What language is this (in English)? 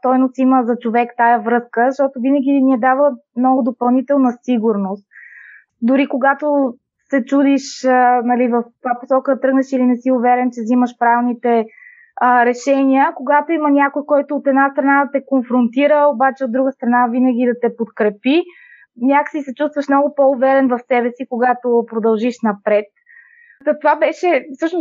Bulgarian